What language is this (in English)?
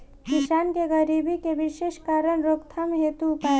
Bhojpuri